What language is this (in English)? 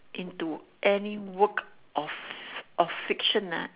English